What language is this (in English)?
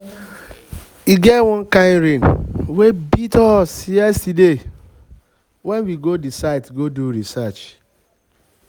Nigerian Pidgin